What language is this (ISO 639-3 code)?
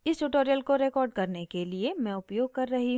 hin